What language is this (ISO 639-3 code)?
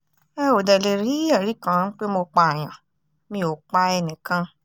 yor